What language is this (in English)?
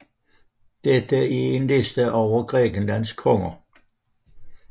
Danish